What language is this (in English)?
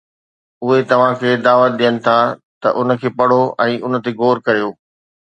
Sindhi